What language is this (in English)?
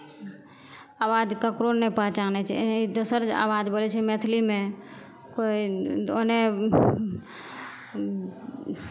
Maithili